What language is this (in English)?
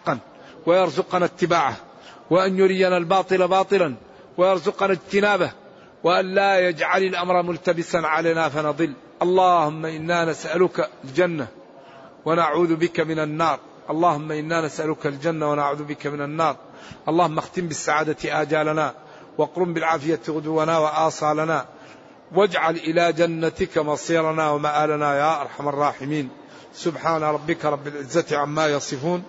Arabic